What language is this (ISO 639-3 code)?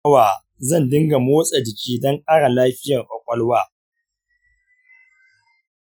hau